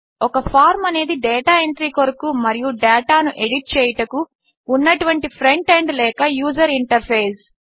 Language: Telugu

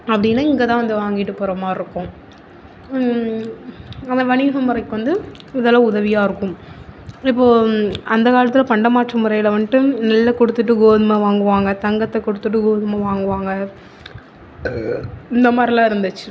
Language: Tamil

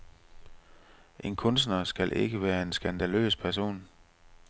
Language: Danish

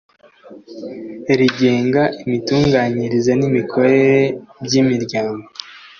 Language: Kinyarwanda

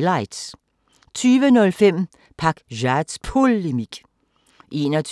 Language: Danish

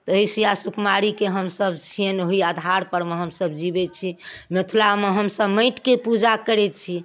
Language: Maithili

